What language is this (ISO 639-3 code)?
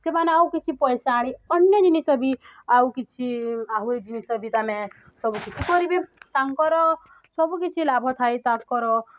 ori